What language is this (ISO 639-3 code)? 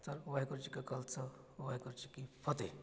pan